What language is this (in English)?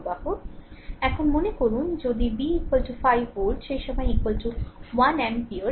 Bangla